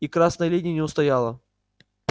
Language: Russian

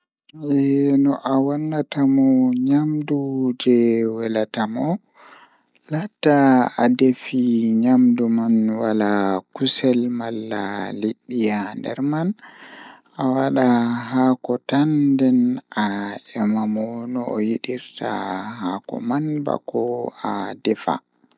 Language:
Fula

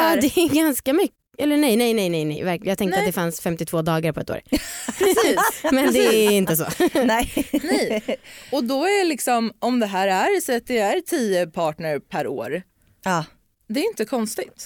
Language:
Swedish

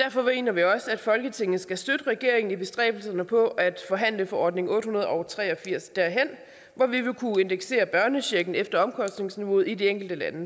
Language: Danish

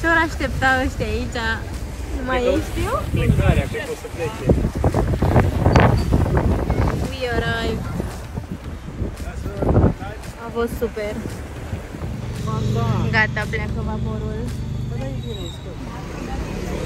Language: Romanian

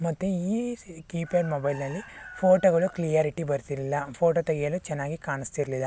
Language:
Kannada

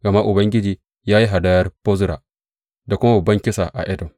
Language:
Hausa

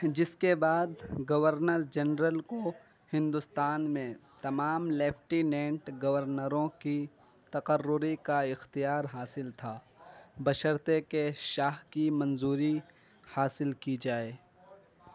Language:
Urdu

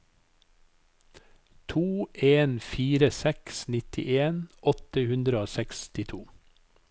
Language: Norwegian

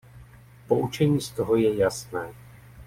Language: Czech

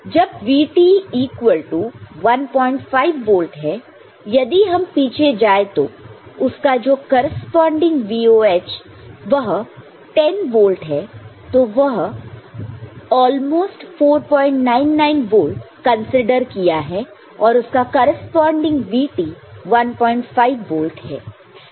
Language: Hindi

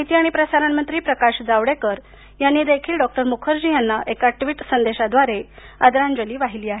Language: Marathi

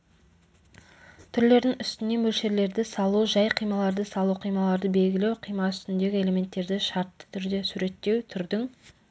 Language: Kazakh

